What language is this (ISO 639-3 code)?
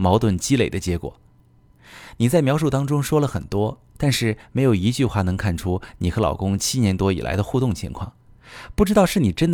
zho